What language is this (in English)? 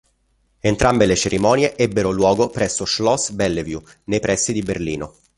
Italian